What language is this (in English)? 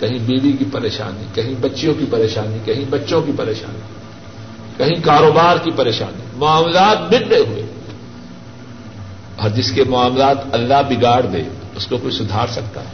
Urdu